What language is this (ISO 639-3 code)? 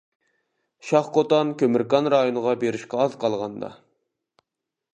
uig